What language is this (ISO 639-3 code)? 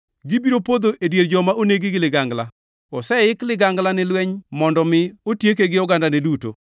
luo